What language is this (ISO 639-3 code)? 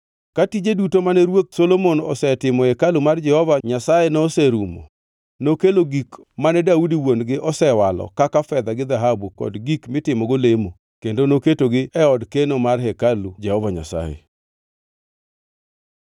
luo